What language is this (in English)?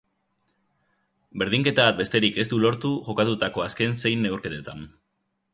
Basque